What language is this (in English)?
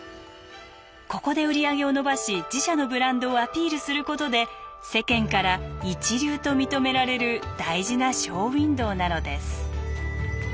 Japanese